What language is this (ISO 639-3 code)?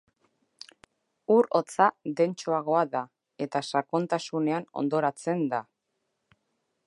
eus